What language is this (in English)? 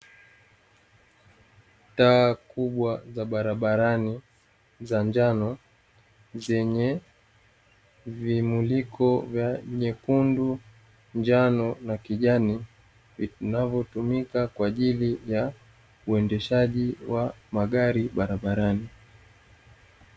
Swahili